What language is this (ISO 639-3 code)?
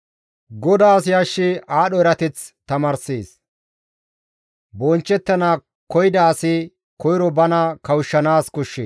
gmv